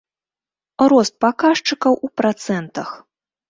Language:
Belarusian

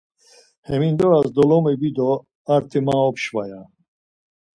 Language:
Laz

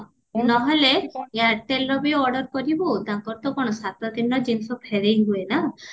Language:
Odia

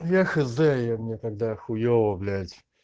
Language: Russian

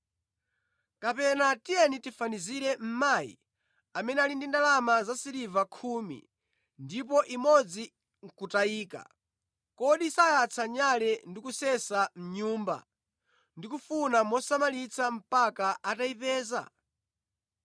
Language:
Nyanja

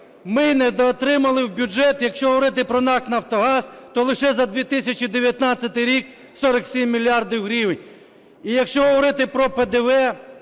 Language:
Ukrainian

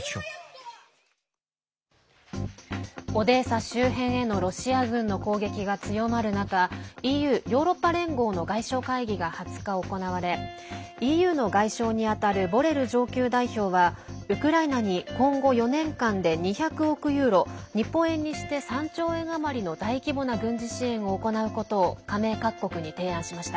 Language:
Japanese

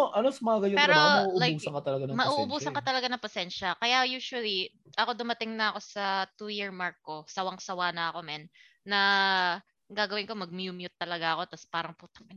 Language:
Filipino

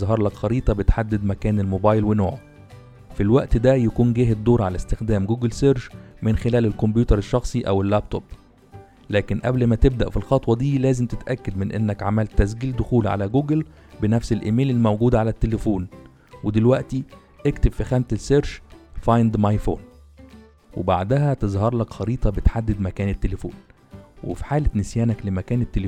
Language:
Arabic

